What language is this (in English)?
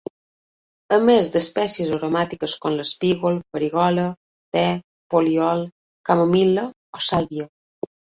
Catalan